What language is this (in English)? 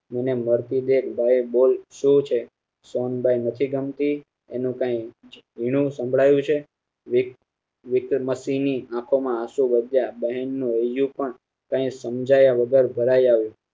Gujarati